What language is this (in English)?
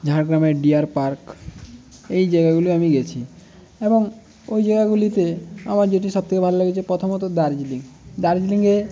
Bangla